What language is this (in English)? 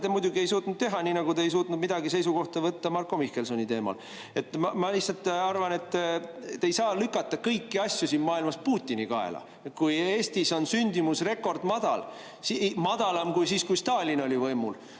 Estonian